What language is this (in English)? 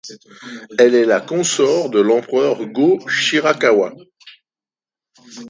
French